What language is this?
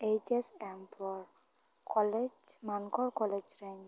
Santali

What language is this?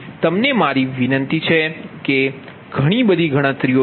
Gujarati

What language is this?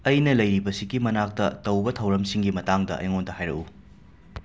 Manipuri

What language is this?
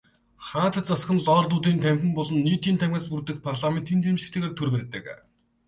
Mongolian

